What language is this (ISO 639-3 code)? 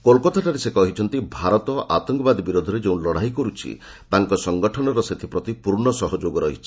ori